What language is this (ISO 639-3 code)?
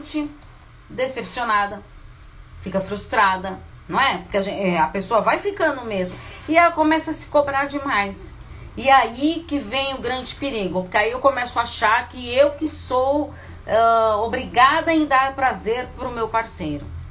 por